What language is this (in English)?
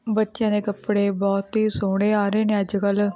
Punjabi